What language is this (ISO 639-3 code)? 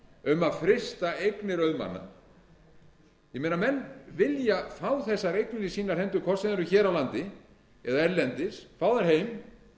isl